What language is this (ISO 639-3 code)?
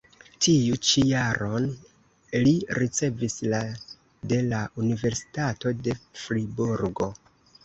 epo